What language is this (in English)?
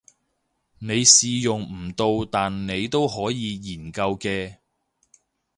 Cantonese